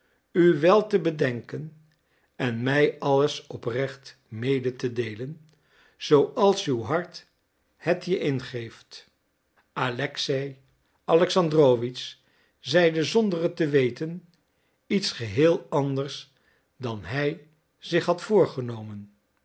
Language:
Dutch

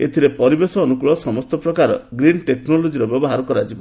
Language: Odia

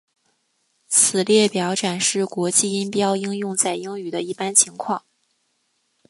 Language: Chinese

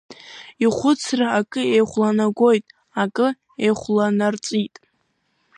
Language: Abkhazian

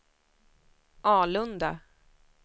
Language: Swedish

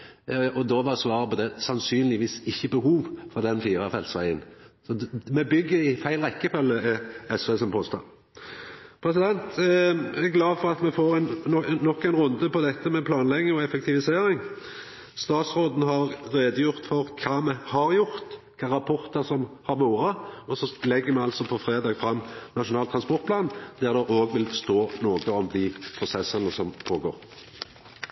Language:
Norwegian Nynorsk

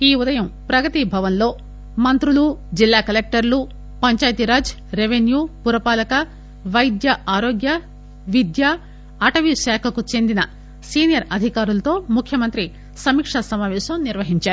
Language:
Telugu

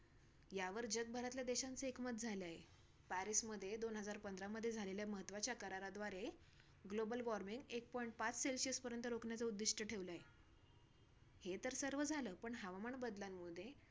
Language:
Marathi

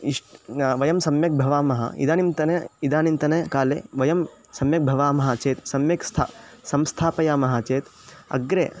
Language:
Sanskrit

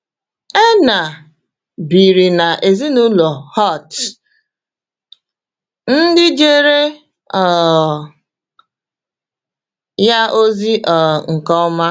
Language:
Igbo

